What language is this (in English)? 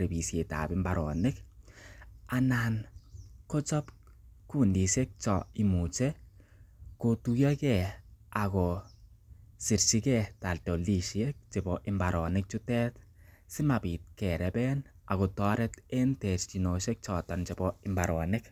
Kalenjin